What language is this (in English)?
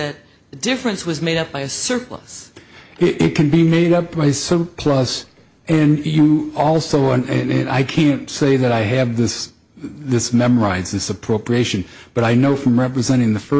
English